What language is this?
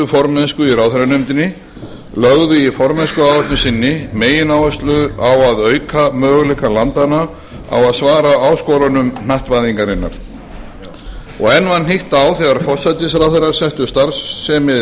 Icelandic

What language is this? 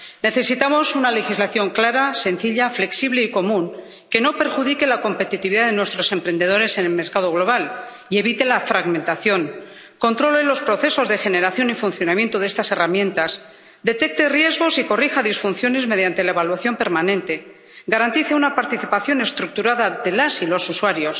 Spanish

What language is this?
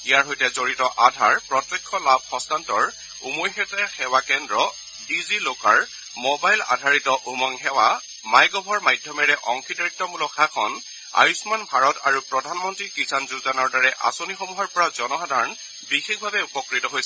Assamese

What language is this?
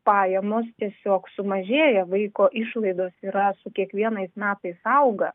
Lithuanian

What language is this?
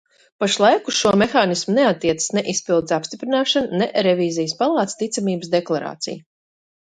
Latvian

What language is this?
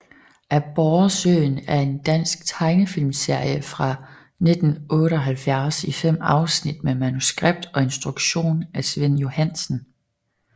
Danish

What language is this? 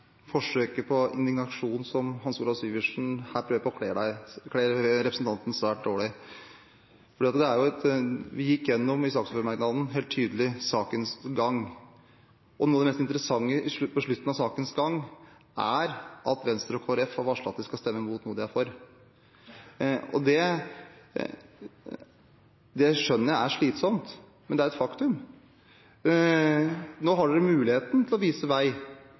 Norwegian Bokmål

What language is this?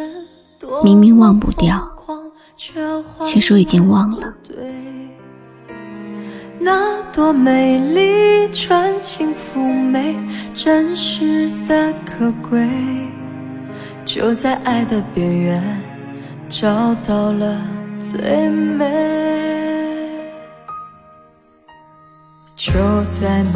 Chinese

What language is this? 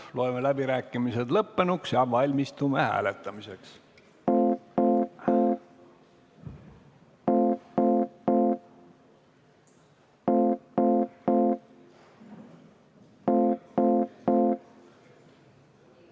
Estonian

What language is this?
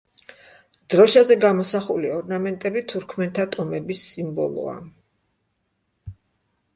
Georgian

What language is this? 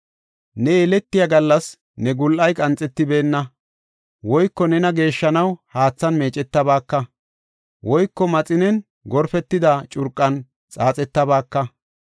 Gofa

